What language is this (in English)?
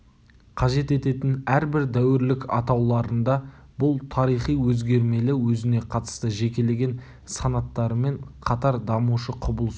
Kazakh